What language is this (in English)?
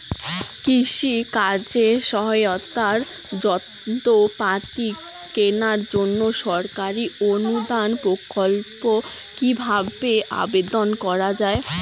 Bangla